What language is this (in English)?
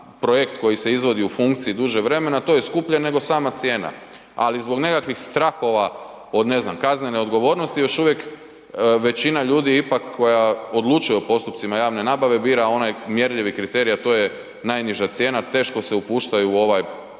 Croatian